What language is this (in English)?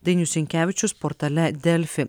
Lithuanian